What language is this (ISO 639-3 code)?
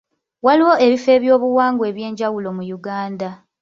lug